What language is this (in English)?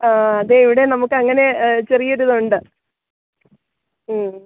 Malayalam